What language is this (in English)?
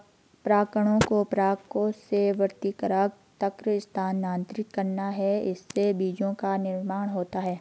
Hindi